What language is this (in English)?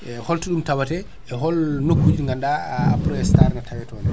Fula